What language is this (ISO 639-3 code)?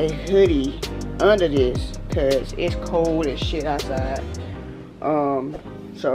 eng